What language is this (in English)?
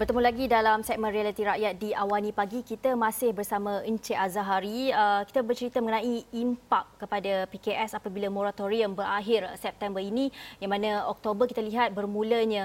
Malay